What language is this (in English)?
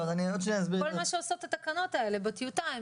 Hebrew